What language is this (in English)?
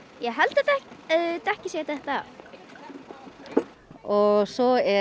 Icelandic